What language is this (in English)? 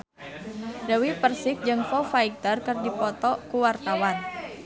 Sundanese